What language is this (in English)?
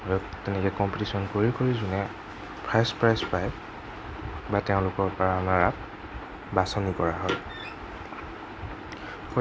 Assamese